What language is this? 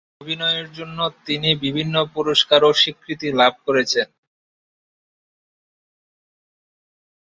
Bangla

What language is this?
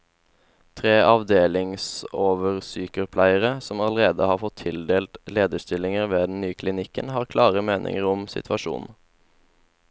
Norwegian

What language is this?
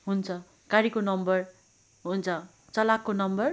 Nepali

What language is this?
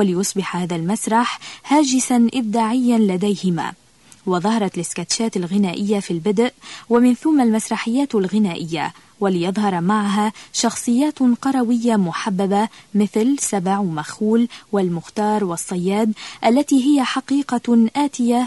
Arabic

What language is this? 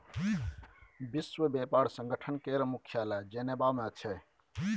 Maithili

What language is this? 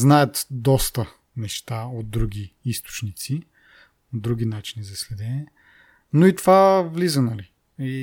Bulgarian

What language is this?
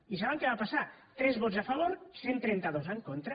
Catalan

